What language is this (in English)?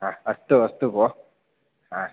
Sanskrit